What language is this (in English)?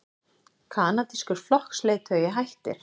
Icelandic